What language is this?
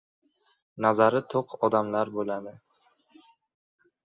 Uzbek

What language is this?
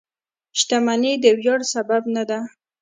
Pashto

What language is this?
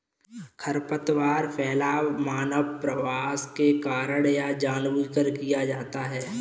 Hindi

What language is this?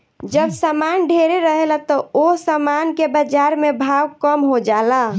Bhojpuri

